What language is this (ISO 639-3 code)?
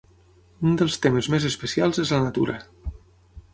cat